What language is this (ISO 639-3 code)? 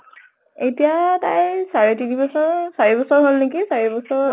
asm